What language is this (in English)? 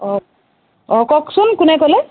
Assamese